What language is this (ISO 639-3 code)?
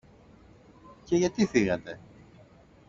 ell